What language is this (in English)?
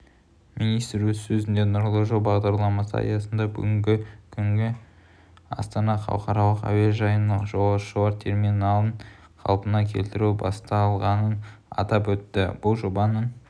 Kazakh